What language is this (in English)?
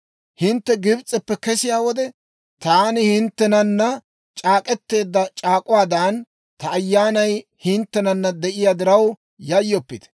Dawro